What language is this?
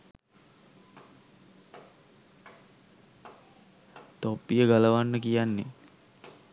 Sinhala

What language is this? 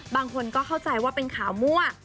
Thai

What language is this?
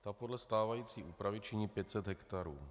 Czech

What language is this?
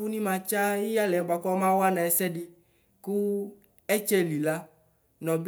Ikposo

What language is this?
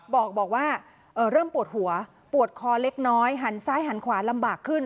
Thai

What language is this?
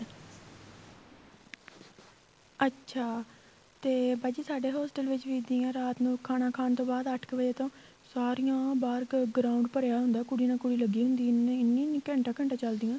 Punjabi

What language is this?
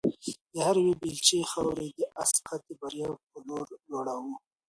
Pashto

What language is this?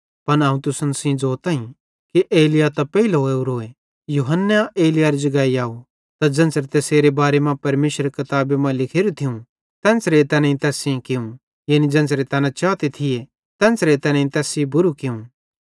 Bhadrawahi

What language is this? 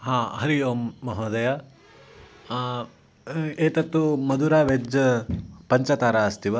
Sanskrit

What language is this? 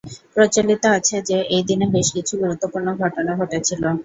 Bangla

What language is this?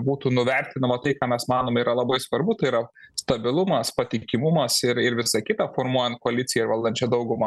Lithuanian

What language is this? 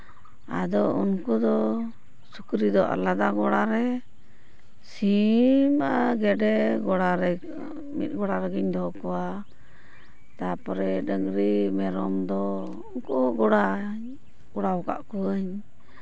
Santali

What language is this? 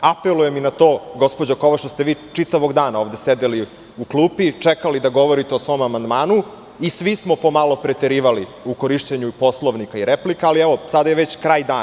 Serbian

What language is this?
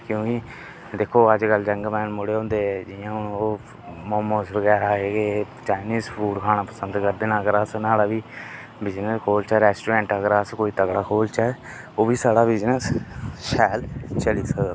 Dogri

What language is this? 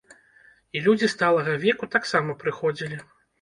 Belarusian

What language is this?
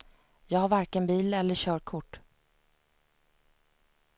Swedish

